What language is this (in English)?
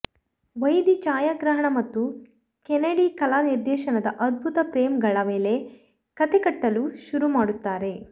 Kannada